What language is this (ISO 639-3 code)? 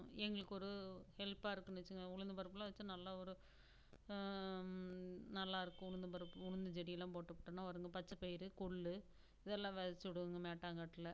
tam